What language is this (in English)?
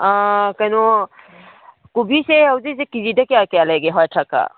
Manipuri